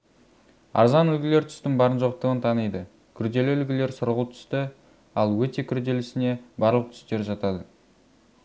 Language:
Kazakh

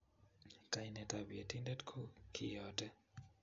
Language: Kalenjin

